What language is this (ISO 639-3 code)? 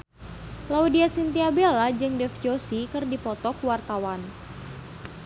sun